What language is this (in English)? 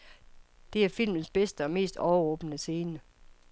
Danish